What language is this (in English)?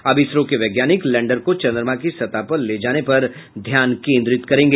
Hindi